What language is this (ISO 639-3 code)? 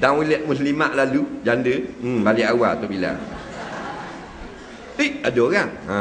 msa